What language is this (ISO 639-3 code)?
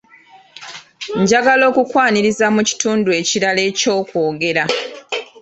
lug